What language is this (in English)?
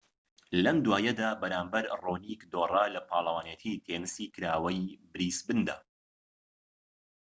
Central Kurdish